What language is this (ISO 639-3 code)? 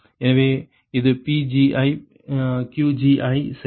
tam